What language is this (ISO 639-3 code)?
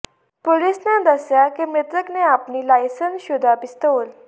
pan